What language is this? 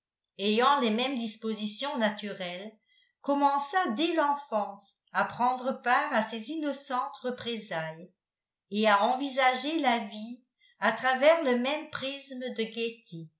French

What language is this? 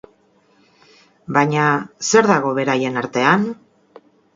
Basque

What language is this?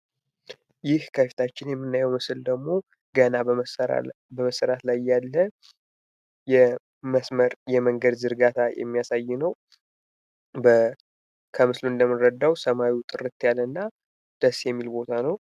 Amharic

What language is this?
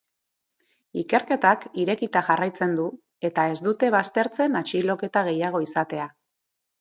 Basque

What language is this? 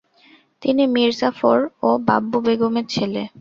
Bangla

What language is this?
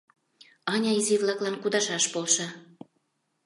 Mari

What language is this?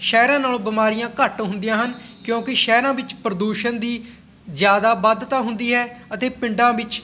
Punjabi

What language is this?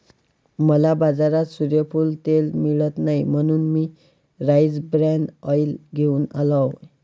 Marathi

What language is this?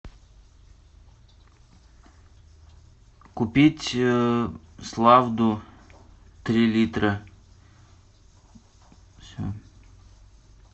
Russian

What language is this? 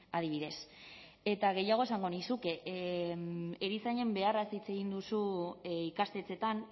Basque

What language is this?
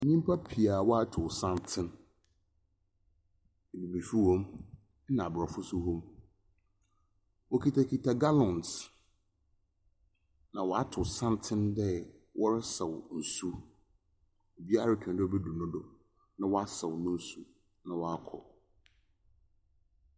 Akan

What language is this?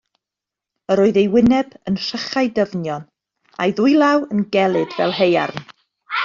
Welsh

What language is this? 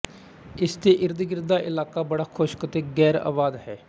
Punjabi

